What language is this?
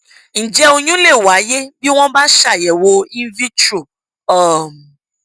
Yoruba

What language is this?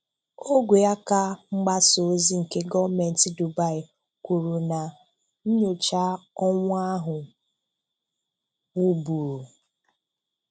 Igbo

